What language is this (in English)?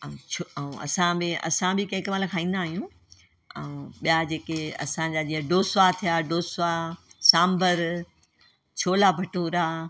Sindhi